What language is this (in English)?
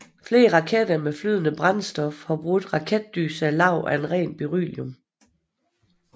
Danish